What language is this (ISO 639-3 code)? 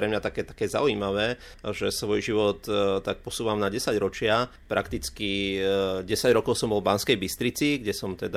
slk